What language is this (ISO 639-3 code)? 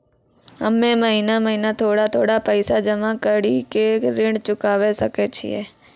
mai